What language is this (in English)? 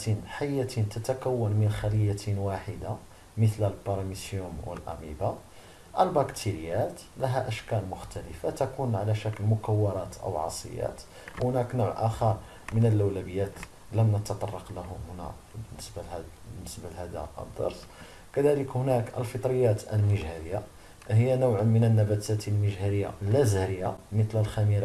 Arabic